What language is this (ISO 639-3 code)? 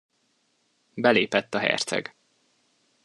hun